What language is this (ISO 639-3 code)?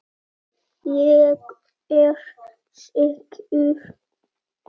isl